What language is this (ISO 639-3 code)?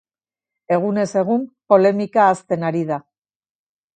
eus